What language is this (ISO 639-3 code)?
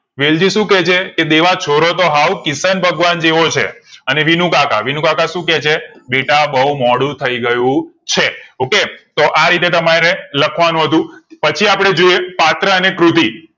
guj